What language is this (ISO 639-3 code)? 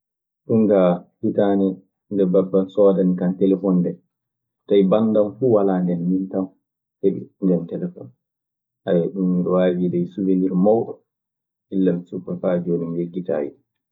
ffm